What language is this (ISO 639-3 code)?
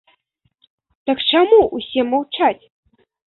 bel